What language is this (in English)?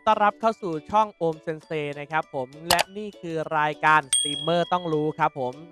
Thai